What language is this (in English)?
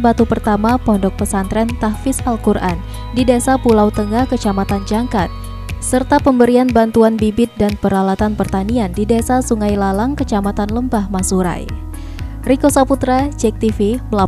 Indonesian